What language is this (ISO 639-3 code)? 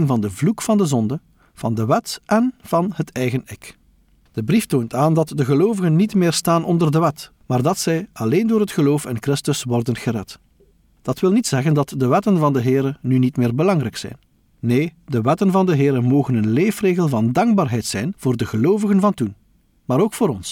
nld